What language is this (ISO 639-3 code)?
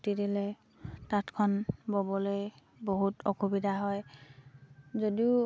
asm